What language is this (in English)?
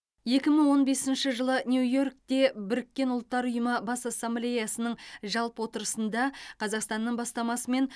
Kazakh